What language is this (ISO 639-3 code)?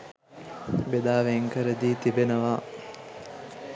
sin